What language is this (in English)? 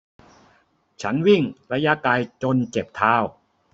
Thai